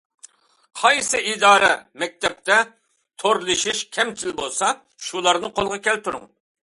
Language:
Uyghur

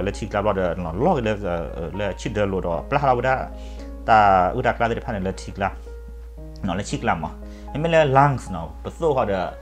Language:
Thai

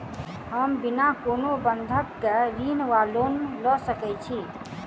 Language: Maithili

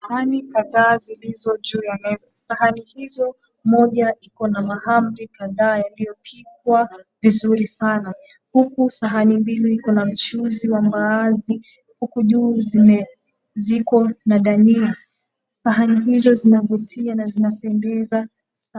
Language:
Swahili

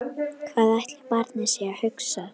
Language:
Icelandic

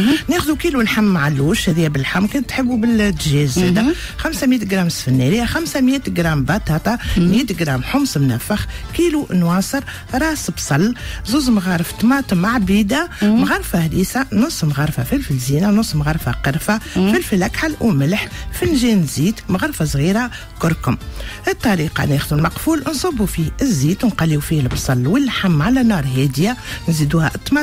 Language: Arabic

